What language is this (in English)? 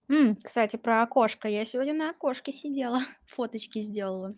Russian